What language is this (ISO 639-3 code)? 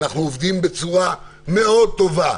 heb